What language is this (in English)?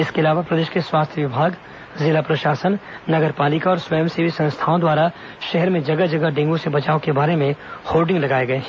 Hindi